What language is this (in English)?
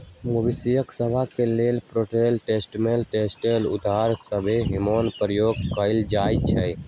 Magahi